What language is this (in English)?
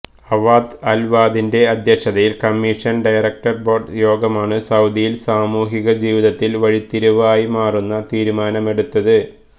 Malayalam